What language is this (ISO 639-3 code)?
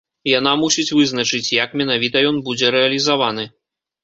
bel